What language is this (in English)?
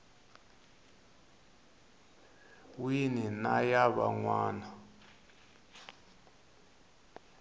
Tsonga